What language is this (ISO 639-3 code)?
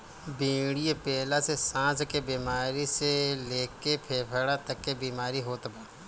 bho